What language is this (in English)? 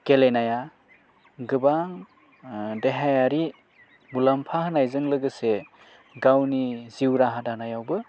Bodo